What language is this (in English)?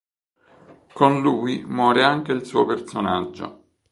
Italian